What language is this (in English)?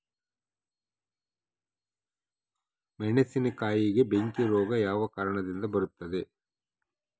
Kannada